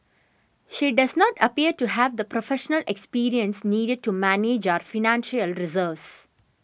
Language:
English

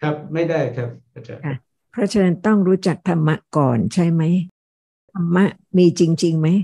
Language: Thai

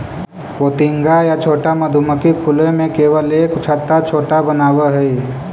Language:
Magahi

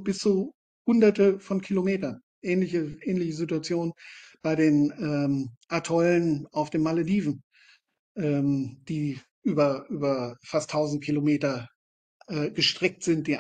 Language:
German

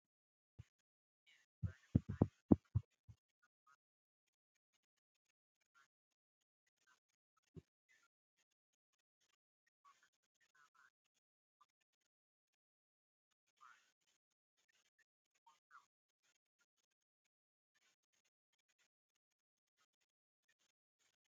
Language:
Kinyarwanda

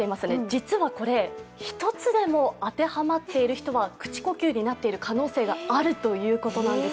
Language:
Japanese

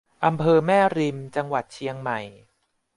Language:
Thai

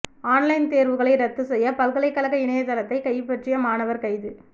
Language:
Tamil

